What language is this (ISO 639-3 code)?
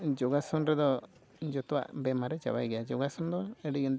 sat